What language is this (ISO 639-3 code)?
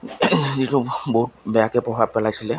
asm